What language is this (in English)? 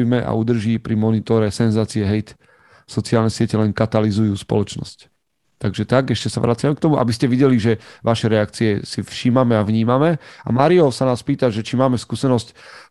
Slovak